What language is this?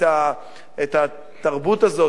Hebrew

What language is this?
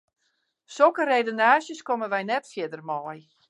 Western Frisian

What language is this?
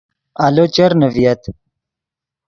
Yidgha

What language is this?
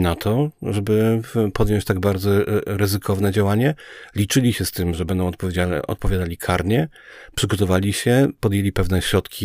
Polish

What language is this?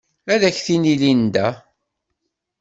Kabyle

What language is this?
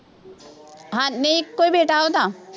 Punjabi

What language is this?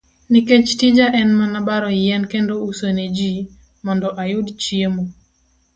Luo (Kenya and Tanzania)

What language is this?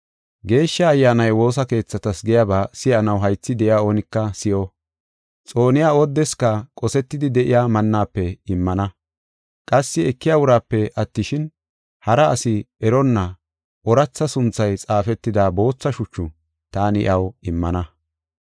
Gofa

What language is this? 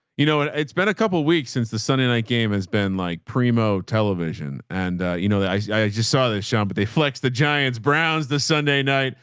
English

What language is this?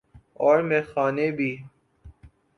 Urdu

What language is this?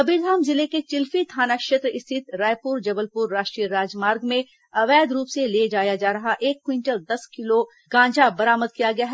Hindi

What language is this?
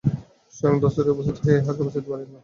Bangla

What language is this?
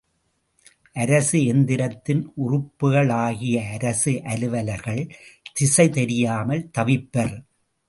Tamil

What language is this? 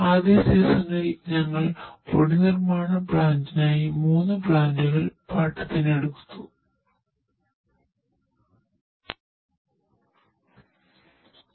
Malayalam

